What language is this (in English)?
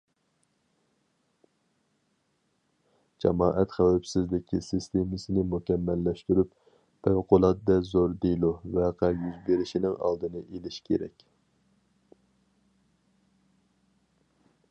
Uyghur